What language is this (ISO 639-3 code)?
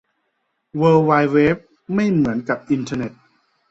tha